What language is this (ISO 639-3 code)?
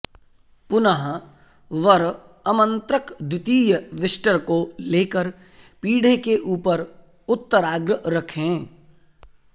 san